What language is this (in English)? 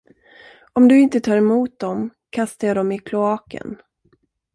Swedish